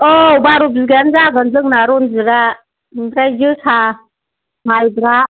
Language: Bodo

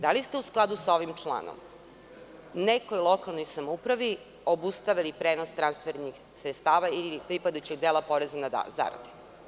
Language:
Serbian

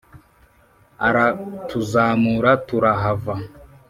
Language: Kinyarwanda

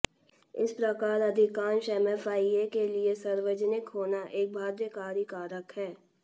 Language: Hindi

